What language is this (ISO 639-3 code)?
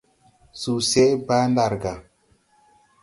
tui